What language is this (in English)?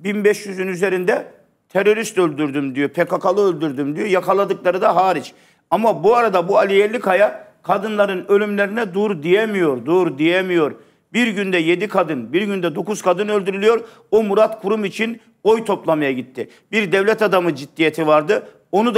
Turkish